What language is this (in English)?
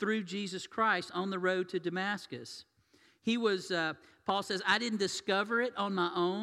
English